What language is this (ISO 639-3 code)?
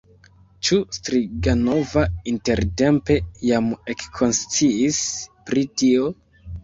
epo